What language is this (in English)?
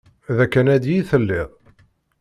Kabyle